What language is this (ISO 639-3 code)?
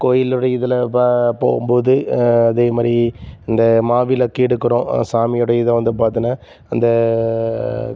tam